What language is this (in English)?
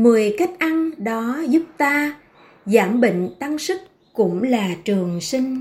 Vietnamese